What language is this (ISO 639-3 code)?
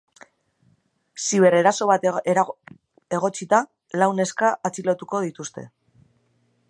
eus